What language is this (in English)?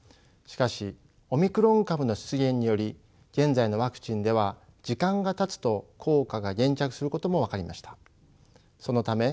Japanese